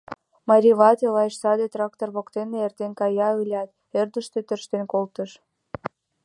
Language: Mari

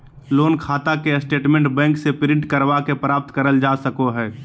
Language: Magahi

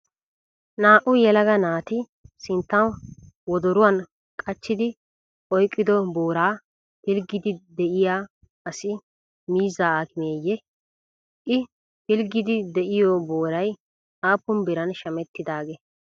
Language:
Wolaytta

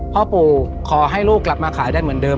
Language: Thai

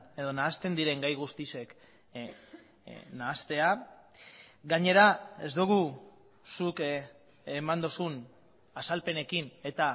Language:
Basque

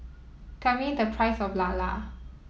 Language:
English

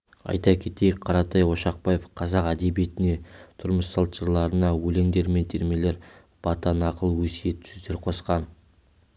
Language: Kazakh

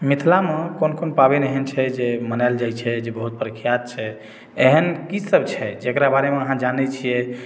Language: Maithili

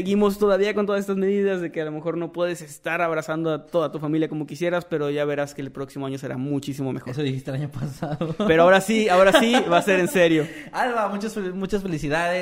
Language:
Spanish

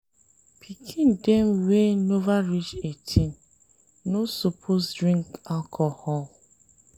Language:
Nigerian Pidgin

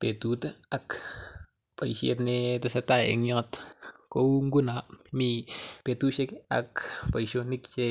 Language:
Kalenjin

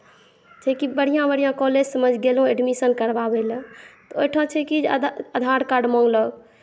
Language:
Maithili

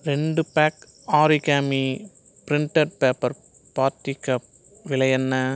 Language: Tamil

